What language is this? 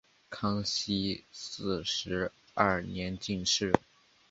Chinese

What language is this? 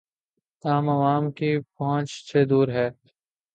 Urdu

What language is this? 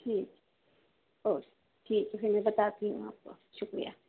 Urdu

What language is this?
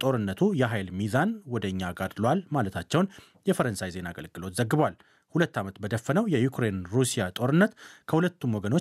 Amharic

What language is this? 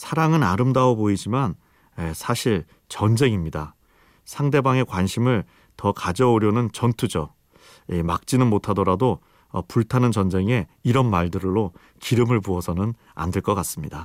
Korean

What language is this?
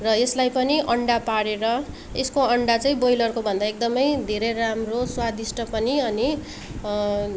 Nepali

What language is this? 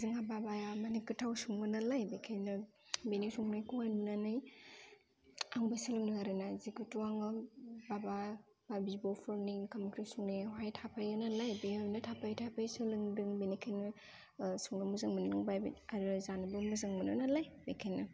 Bodo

